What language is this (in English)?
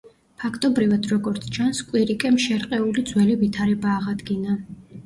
Georgian